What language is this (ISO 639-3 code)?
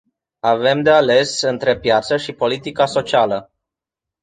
ron